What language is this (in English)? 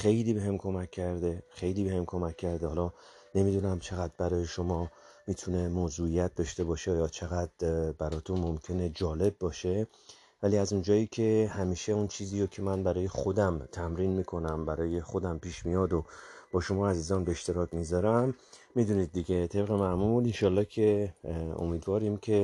Persian